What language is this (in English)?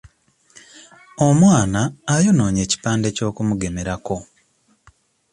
Ganda